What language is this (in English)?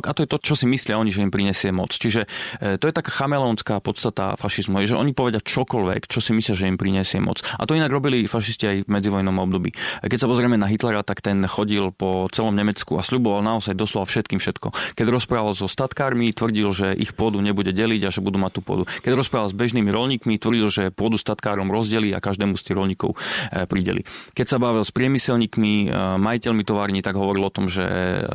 Slovak